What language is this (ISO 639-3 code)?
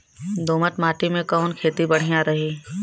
bho